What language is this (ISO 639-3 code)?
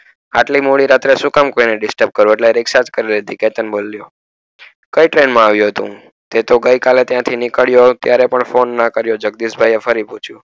guj